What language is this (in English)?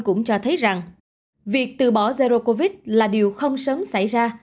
Vietnamese